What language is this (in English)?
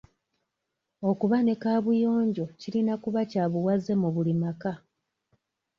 Ganda